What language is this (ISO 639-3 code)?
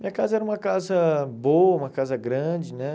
por